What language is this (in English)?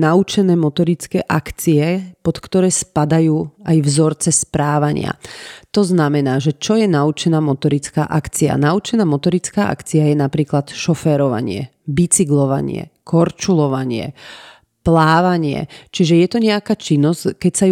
Slovak